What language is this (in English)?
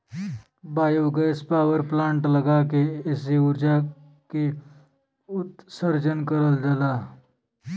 Bhojpuri